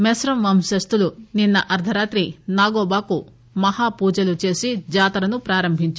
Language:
Telugu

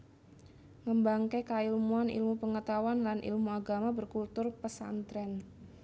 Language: Javanese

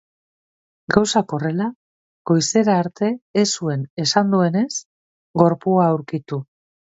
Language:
Basque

